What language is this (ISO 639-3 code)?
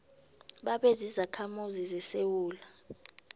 nbl